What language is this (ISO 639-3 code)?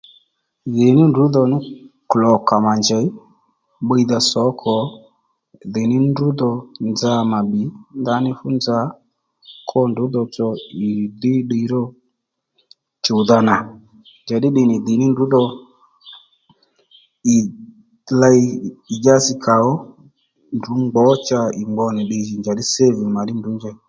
led